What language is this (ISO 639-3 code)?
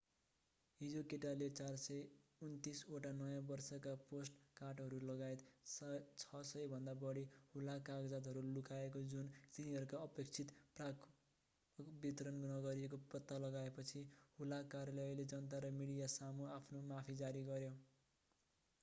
nep